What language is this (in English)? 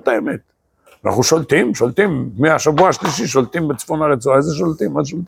Hebrew